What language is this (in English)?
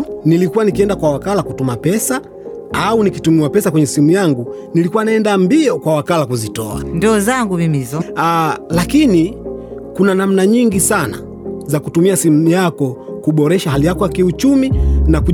Swahili